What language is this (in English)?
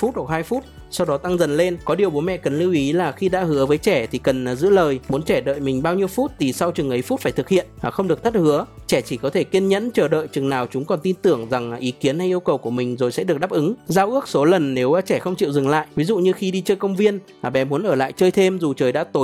Vietnamese